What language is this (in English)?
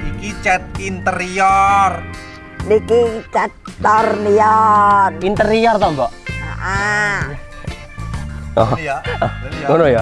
Indonesian